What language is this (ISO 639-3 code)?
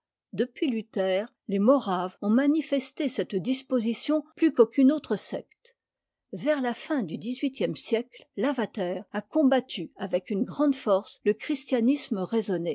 fra